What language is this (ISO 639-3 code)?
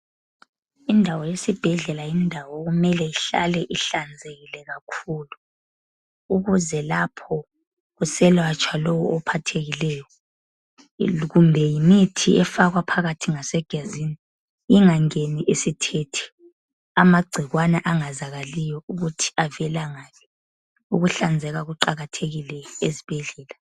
nde